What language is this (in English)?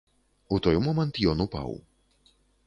Belarusian